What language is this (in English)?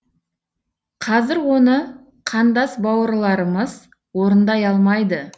Kazakh